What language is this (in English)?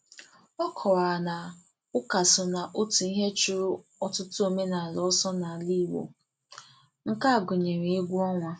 Igbo